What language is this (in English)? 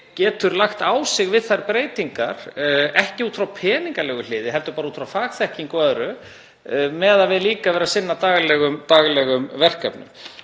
Icelandic